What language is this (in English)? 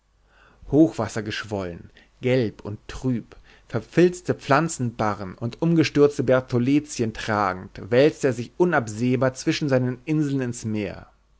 German